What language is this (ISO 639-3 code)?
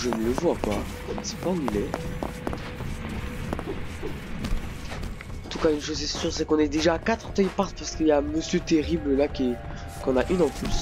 fra